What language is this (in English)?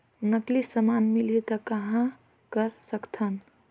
Chhattisgarhi